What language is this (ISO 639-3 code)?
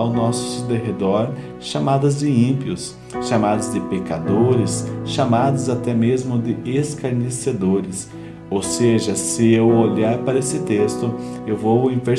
por